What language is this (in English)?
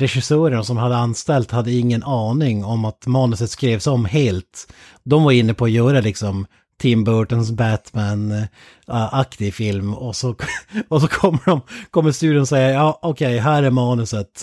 Swedish